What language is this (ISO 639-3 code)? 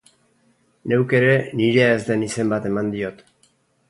eus